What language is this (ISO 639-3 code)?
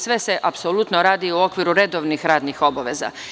srp